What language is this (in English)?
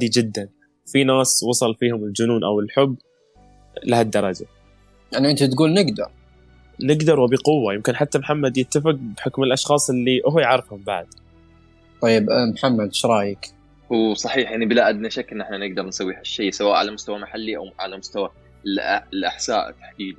Arabic